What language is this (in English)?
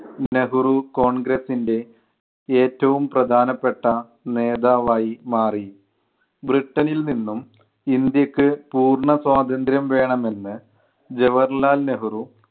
Malayalam